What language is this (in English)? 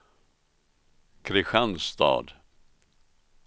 Swedish